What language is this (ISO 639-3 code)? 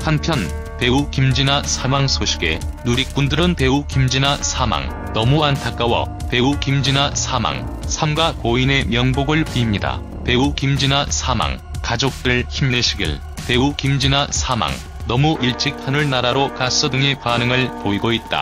kor